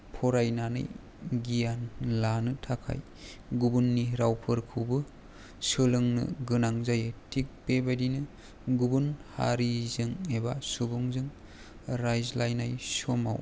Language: Bodo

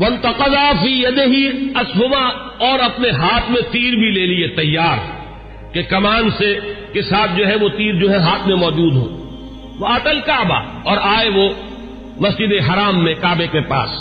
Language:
Urdu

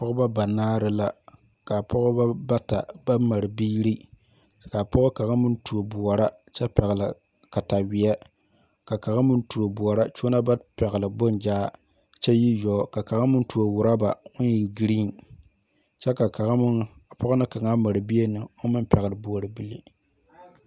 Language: Southern Dagaare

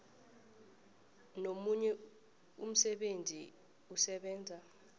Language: South Ndebele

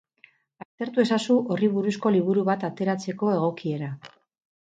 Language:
Basque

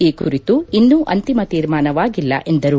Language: Kannada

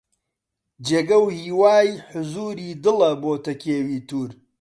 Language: Central Kurdish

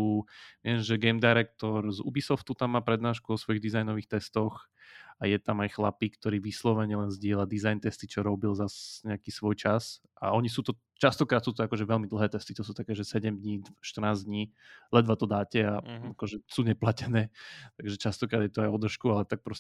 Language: Slovak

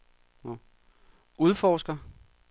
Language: Danish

